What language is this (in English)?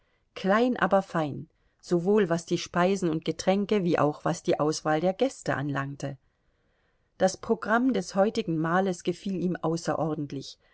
German